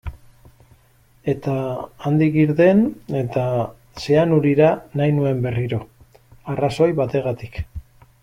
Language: Basque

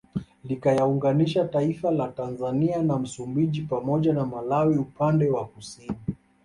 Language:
Swahili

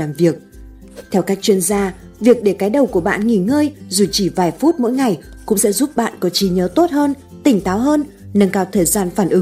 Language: Vietnamese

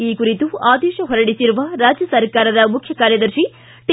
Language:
Kannada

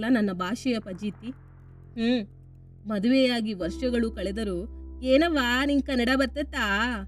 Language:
Kannada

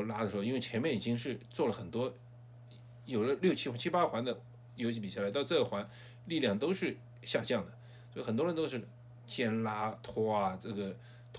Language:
Chinese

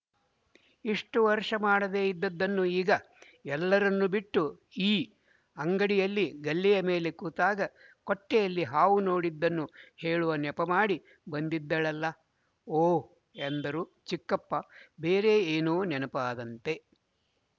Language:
Kannada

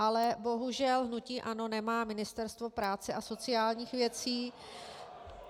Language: Czech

